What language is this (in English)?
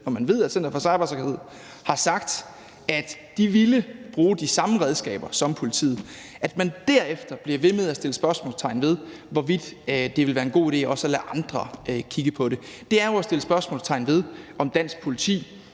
Danish